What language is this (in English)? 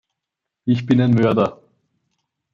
German